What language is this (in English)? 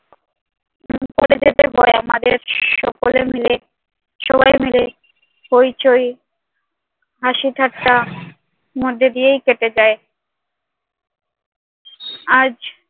Bangla